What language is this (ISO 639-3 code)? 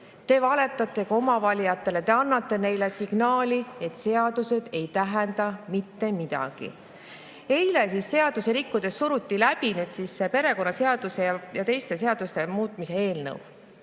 est